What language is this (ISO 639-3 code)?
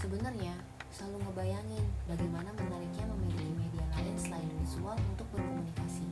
ind